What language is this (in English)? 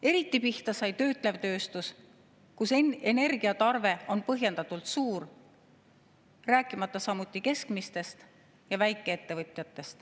Estonian